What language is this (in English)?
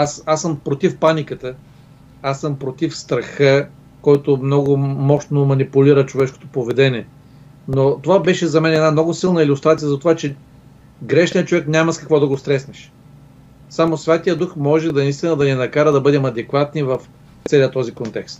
Bulgarian